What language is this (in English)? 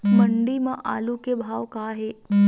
Chhattisgarhi